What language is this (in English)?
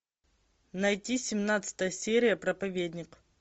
Russian